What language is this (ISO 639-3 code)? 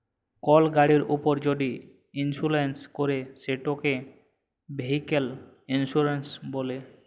ben